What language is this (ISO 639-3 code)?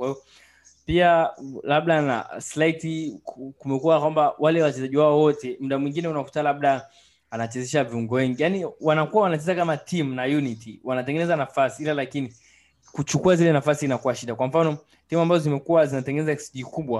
swa